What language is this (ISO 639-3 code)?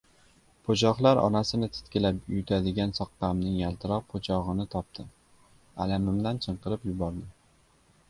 uzb